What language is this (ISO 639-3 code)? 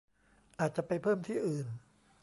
tha